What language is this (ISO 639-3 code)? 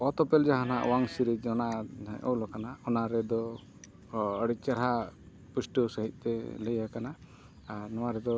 sat